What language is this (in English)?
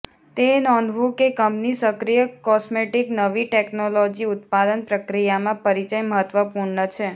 Gujarati